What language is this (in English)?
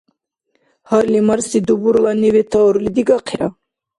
Dargwa